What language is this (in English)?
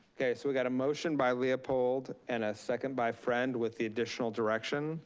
English